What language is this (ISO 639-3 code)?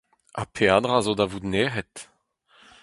bre